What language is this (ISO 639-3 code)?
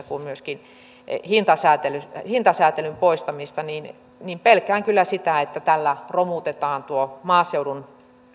fin